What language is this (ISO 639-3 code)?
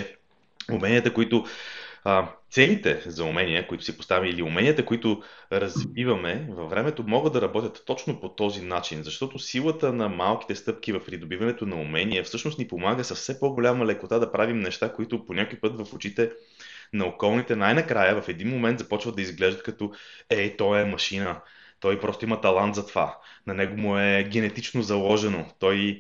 bul